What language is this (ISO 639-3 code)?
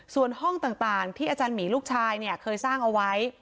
tha